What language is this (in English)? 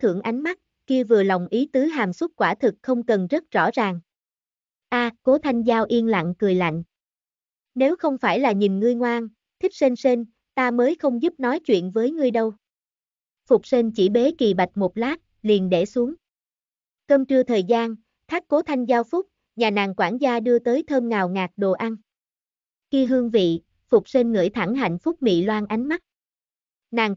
Vietnamese